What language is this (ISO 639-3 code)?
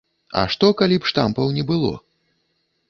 bel